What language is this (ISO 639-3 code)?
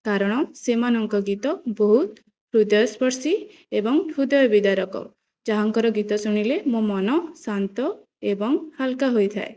ori